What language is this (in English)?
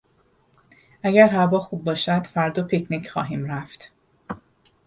Persian